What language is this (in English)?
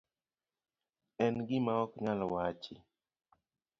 Luo (Kenya and Tanzania)